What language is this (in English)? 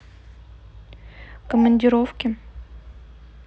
Russian